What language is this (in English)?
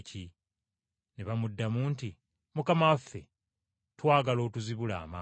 Ganda